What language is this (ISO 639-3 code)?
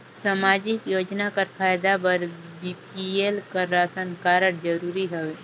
hne